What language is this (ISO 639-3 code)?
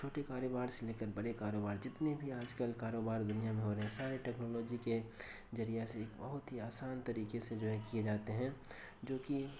urd